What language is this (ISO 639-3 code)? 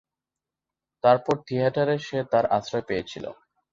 ben